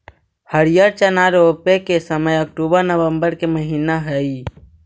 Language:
Magahi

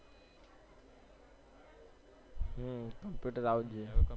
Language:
Gujarati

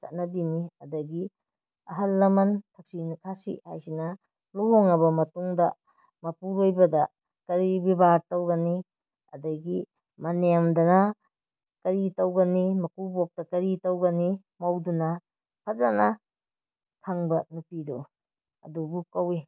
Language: Manipuri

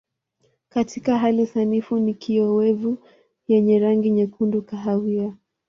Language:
Swahili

